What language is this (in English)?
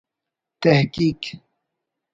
Brahui